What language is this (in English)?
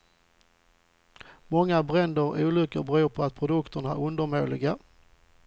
Swedish